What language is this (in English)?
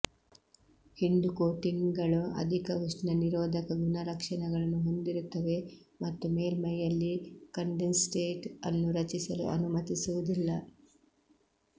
Kannada